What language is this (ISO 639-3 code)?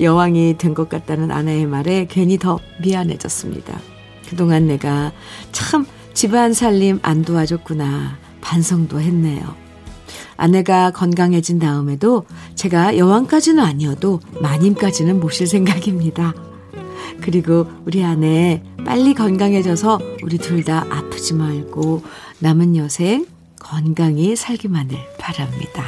kor